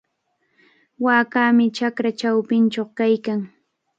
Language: Cajatambo North Lima Quechua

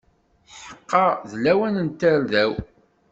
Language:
Kabyle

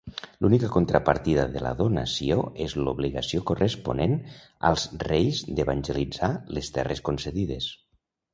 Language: Catalan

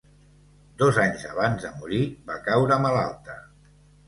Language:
Catalan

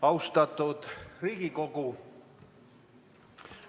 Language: Estonian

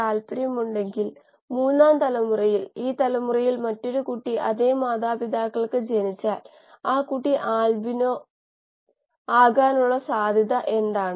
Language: Malayalam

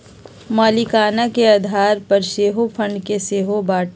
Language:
Magahi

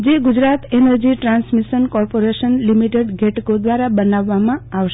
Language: Gujarati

